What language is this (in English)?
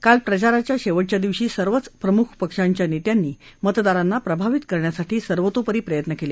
Marathi